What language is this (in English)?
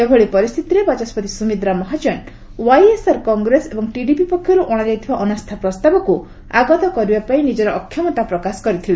Odia